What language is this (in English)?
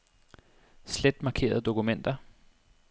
Danish